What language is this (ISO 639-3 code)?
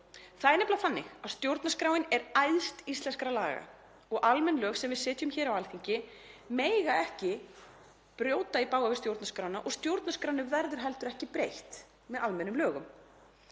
isl